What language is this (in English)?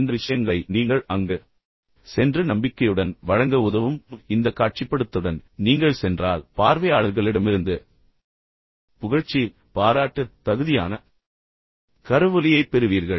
Tamil